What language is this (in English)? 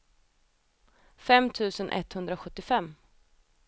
Swedish